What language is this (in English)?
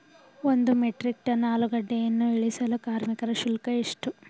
Kannada